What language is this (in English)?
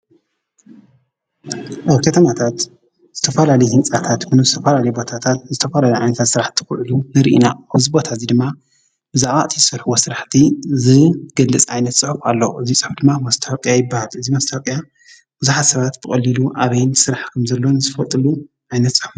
Tigrinya